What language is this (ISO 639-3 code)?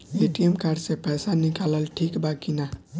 bho